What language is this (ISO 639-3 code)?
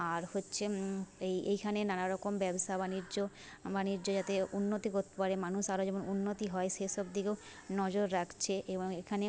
ben